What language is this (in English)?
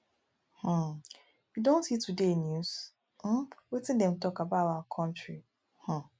Nigerian Pidgin